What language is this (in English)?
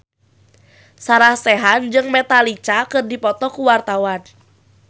Sundanese